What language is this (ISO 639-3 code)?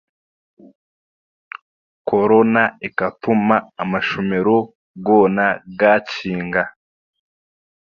cgg